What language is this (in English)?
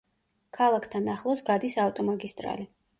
Georgian